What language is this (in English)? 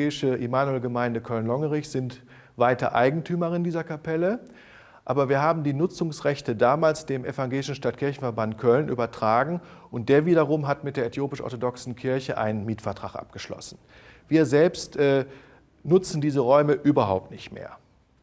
German